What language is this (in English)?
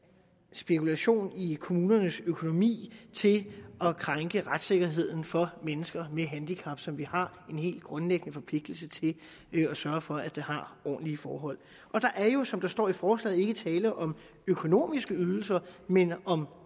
Danish